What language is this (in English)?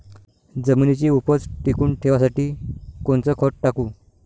Marathi